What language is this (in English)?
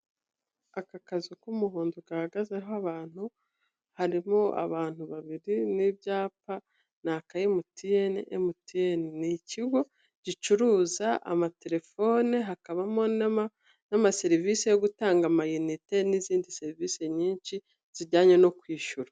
Kinyarwanda